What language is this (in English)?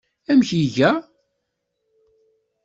Kabyle